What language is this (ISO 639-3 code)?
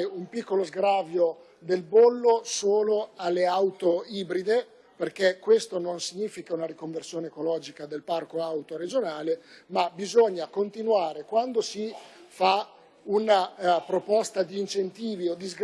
ita